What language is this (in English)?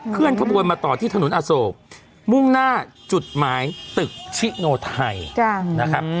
Thai